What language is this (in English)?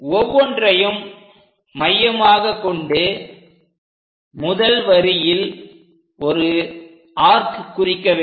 Tamil